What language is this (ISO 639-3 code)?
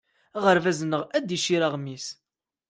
kab